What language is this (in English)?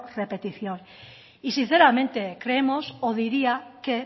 Spanish